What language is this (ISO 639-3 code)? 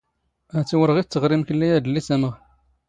zgh